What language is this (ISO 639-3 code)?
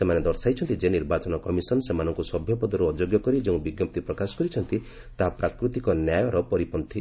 ori